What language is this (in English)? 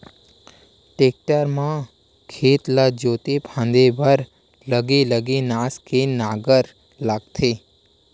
Chhattisgarhi